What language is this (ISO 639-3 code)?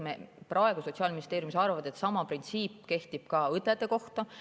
est